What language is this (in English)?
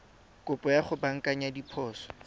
Tswana